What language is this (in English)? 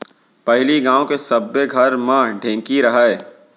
Chhattisgarhi